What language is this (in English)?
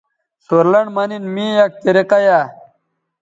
Bateri